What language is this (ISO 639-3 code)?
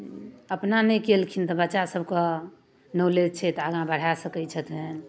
mai